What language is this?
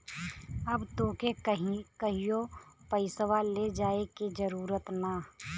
Bhojpuri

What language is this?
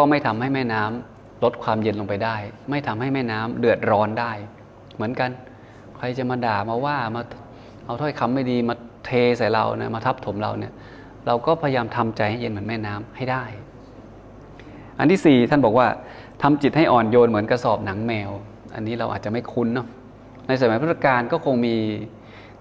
Thai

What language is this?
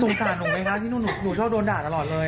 Thai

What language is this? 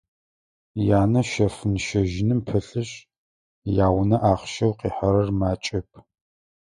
Adyghe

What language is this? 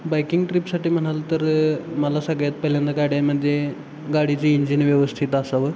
Marathi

